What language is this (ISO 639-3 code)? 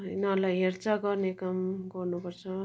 nep